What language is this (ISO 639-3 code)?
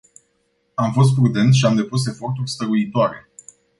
ron